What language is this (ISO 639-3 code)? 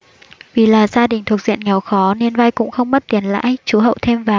vie